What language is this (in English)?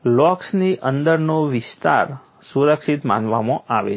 Gujarati